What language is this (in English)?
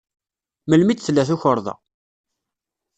Kabyle